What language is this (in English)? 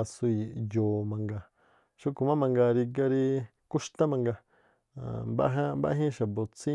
Tlacoapa Me'phaa